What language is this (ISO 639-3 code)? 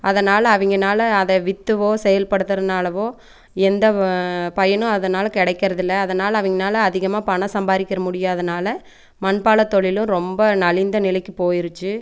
tam